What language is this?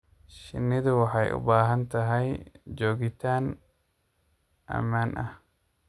Somali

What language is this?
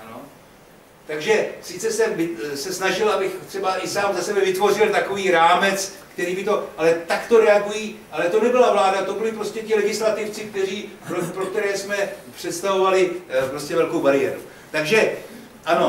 Czech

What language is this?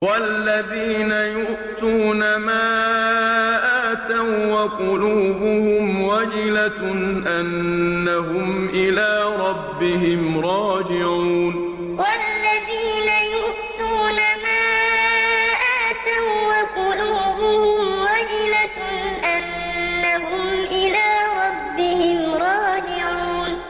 Arabic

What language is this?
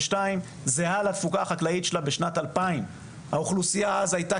Hebrew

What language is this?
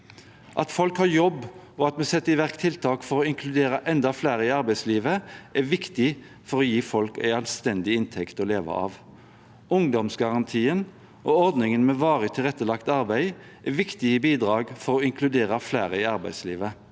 Norwegian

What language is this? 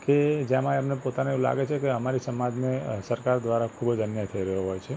Gujarati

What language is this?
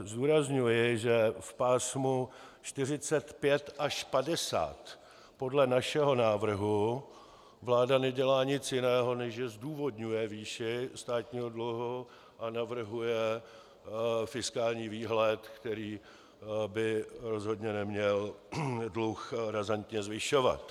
Czech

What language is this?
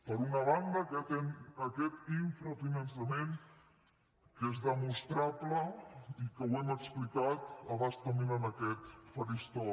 Catalan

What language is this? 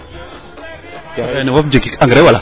Serer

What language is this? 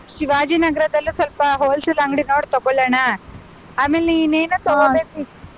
Kannada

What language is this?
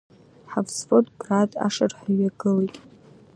Abkhazian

